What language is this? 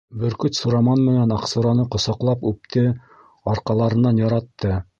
Bashkir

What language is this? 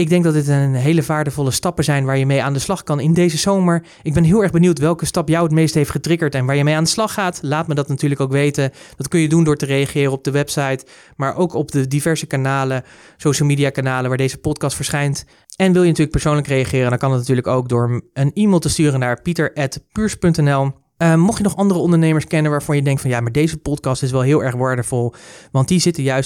Dutch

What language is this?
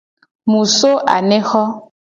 Gen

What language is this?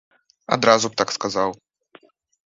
Belarusian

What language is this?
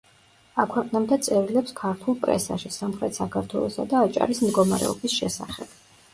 Georgian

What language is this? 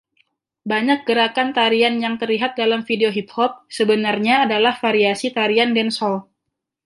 Indonesian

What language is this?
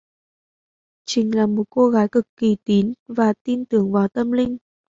Vietnamese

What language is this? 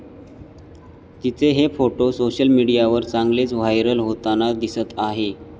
Marathi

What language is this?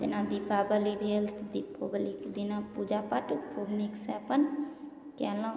Maithili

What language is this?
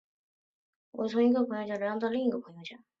Chinese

